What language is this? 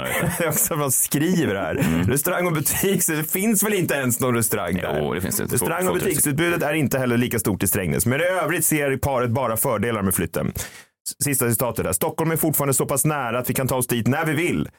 Swedish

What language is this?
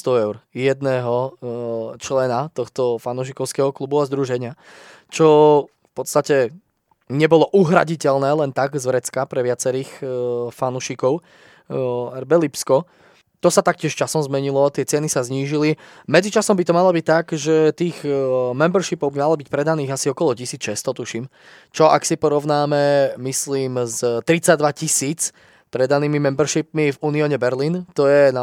Slovak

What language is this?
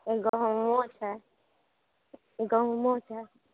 Maithili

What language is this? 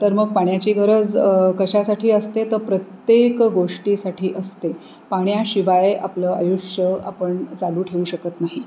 Marathi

